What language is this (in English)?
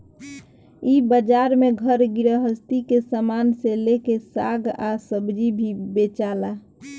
Bhojpuri